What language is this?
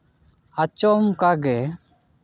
Santali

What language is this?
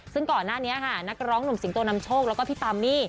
Thai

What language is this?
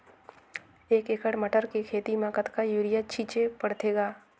Chhattisgarhi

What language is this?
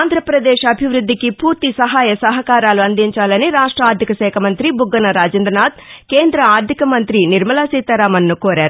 Telugu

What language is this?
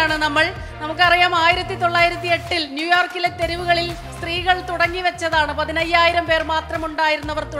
Malayalam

